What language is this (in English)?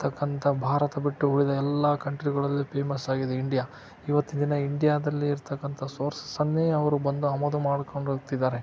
Kannada